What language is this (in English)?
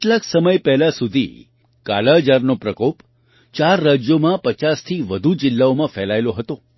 Gujarati